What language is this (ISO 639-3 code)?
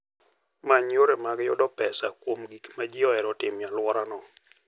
luo